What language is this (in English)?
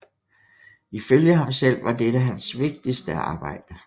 Danish